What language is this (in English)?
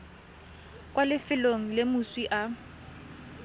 Tswana